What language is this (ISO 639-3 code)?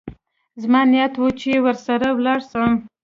pus